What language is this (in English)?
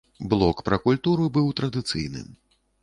Belarusian